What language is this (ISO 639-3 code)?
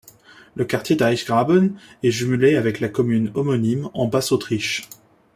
fra